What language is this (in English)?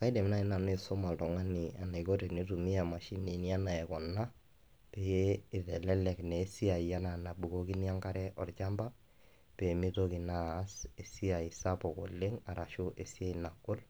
Masai